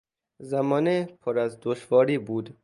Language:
Persian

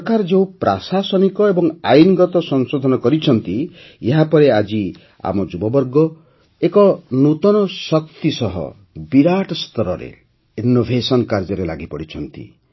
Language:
Odia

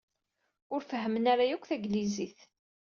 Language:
Kabyle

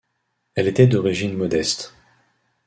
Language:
French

